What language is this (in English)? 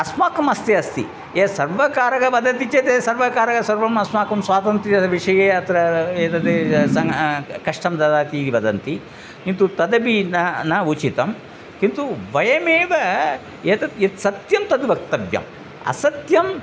Sanskrit